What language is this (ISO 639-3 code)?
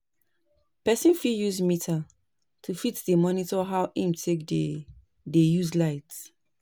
pcm